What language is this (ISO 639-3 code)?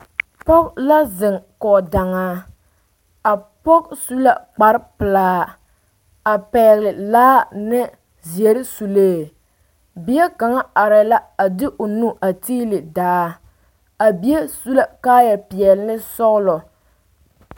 dga